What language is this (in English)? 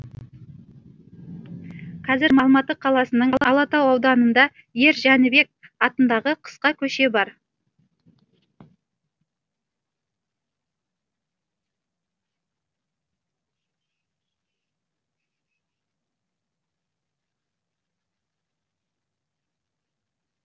Kazakh